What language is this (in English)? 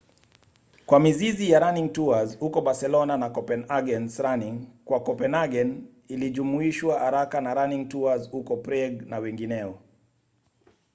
Swahili